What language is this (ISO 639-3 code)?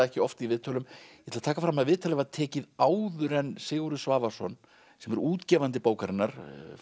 isl